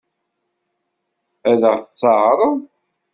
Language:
Kabyle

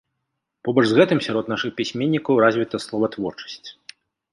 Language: Belarusian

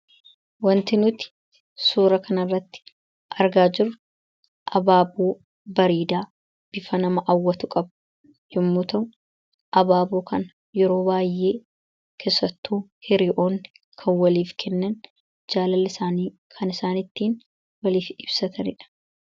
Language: Oromo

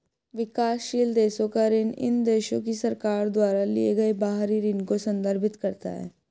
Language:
Hindi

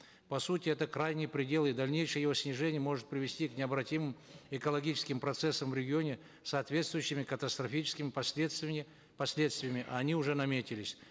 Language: Kazakh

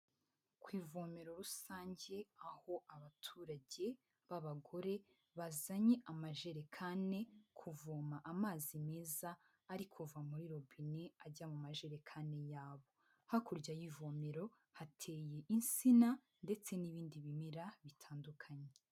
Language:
Kinyarwanda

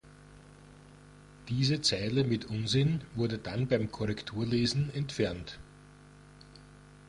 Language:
German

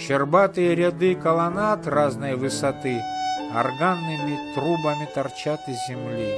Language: Russian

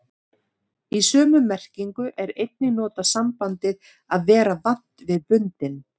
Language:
Icelandic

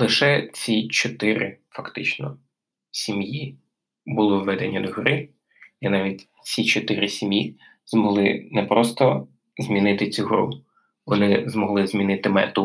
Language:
Ukrainian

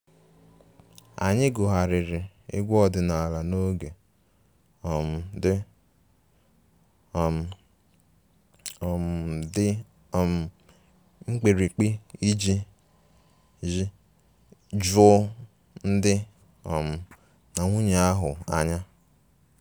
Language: Igbo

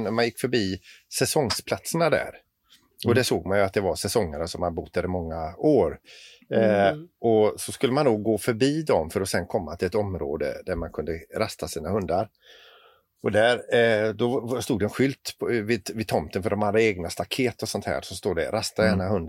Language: Swedish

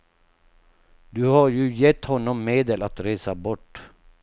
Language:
Swedish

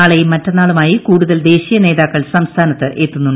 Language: Malayalam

